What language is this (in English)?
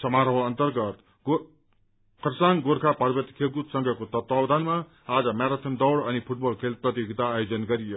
Nepali